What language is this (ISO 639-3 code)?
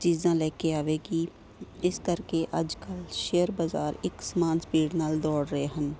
pan